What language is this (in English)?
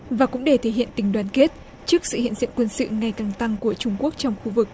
Vietnamese